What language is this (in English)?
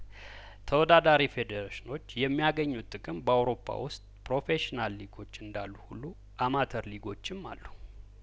Amharic